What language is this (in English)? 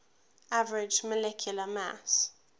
English